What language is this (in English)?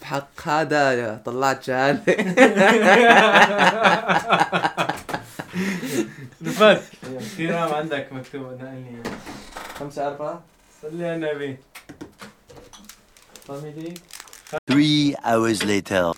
Arabic